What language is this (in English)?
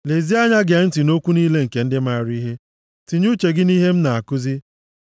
Igbo